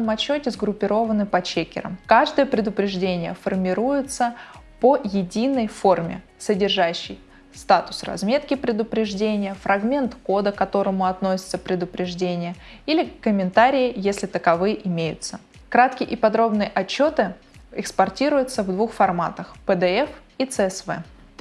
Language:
Russian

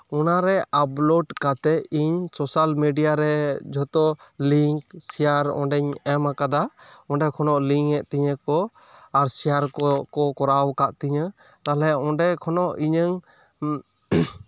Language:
Santali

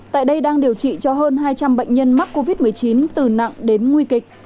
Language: Vietnamese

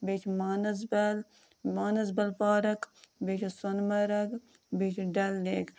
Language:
Kashmiri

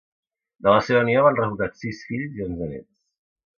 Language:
Catalan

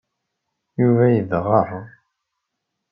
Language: Kabyle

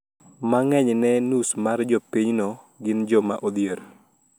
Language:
Luo (Kenya and Tanzania)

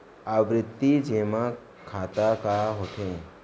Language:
Chhattisgarhi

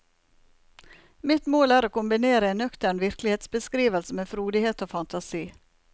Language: Norwegian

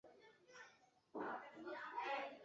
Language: Chinese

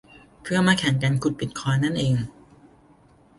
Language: Thai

